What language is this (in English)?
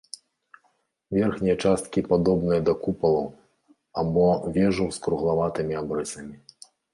Belarusian